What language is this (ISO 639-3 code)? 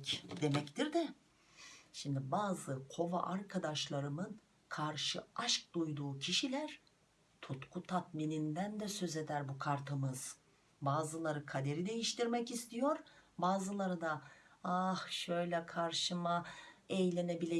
tur